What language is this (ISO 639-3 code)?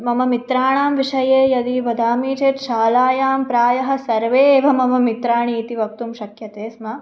san